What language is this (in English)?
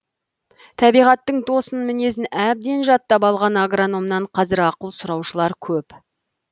Kazakh